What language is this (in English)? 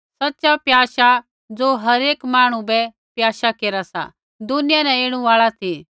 Kullu Pahari